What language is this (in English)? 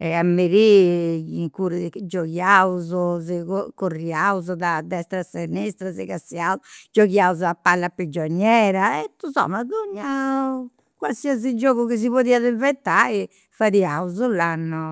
Campidanese Sardinian